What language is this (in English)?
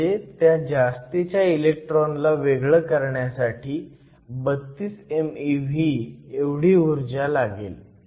Marathi